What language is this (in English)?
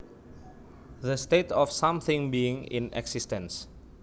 Javanese